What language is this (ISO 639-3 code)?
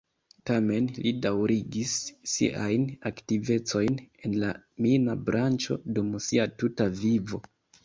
epo